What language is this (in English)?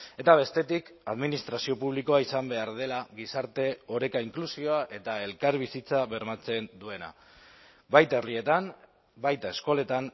Basque